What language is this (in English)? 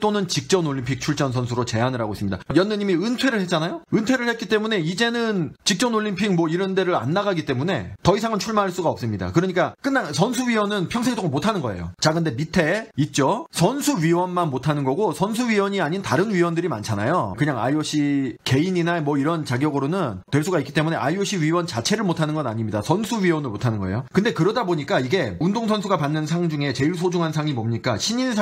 Korean